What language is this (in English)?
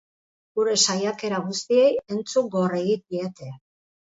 Basque